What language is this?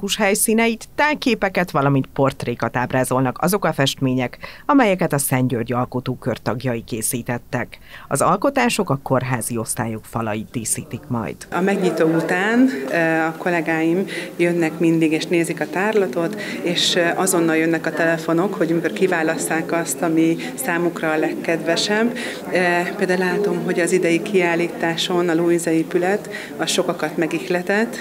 Hungarian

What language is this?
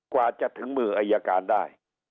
Thai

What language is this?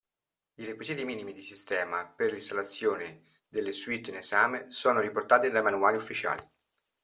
Italian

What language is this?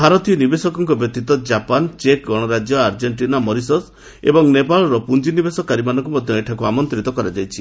Odia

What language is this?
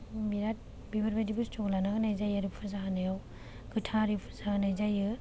Bodo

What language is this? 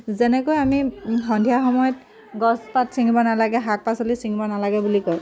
Assamese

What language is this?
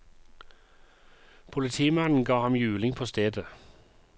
Norwegian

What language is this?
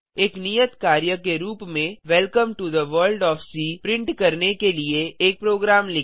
Hindi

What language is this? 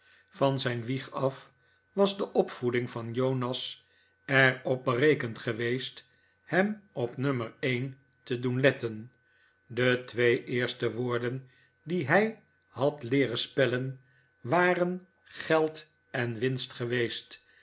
Dutch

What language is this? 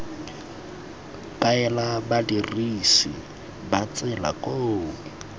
Tswana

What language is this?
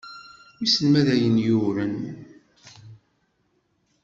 Kabyle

